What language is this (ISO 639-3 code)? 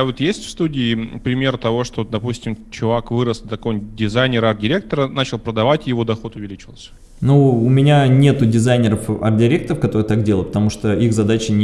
rus